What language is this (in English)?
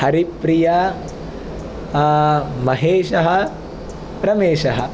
Sanskrit